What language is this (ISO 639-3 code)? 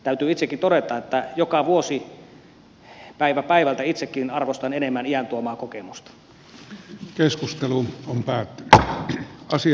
fin